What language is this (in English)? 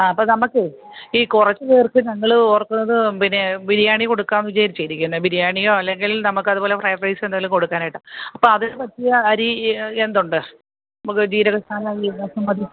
Malayalam